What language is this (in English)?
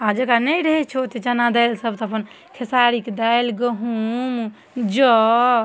Maithili